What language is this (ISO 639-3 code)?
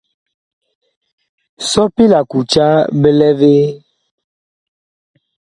bkh